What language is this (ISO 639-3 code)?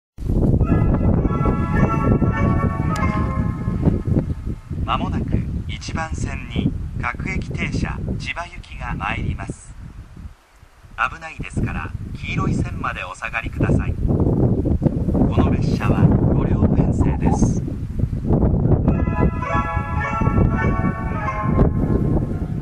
jpn